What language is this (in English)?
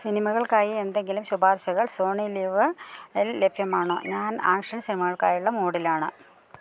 Malayalam